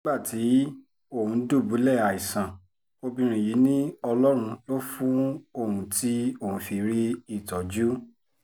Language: Yoruba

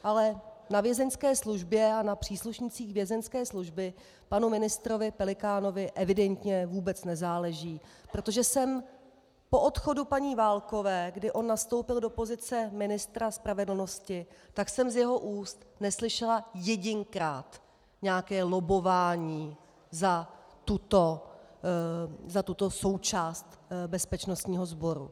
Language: Czech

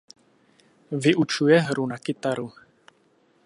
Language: Czech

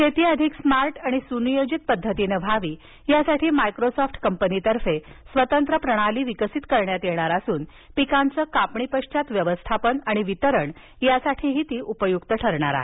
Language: Marathi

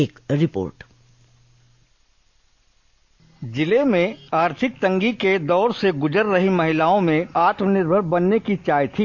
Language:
Hindi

